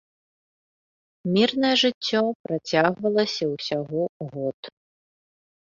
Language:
Belarusian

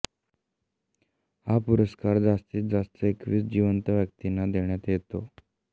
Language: Marathi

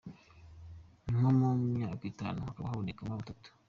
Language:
Kinyarwanda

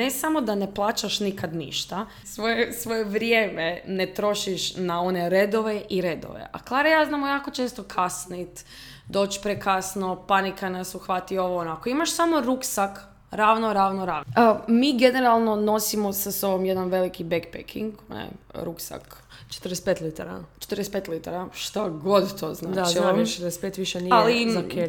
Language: Croatian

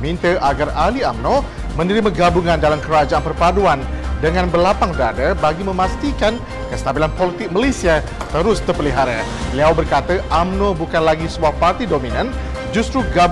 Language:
Malay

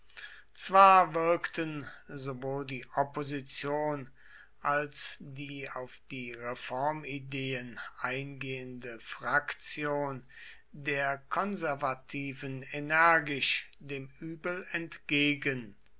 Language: German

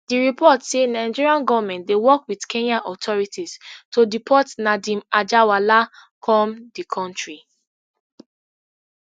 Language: Nigerian Pidgin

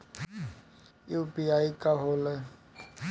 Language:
Bhojpuri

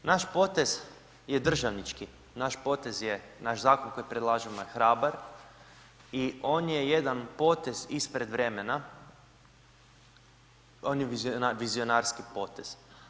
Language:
Croatian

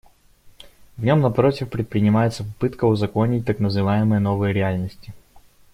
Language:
Russian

